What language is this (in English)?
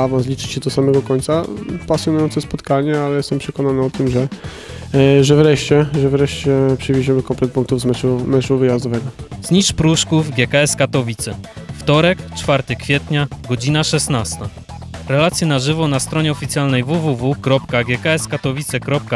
Polish